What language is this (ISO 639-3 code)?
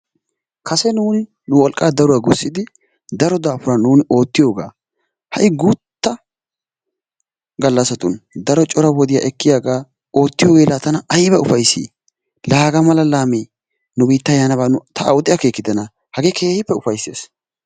wal